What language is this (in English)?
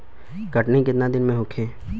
Bhojpuri